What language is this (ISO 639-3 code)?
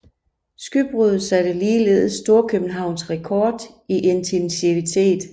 dan